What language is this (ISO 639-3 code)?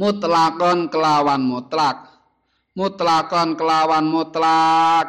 ind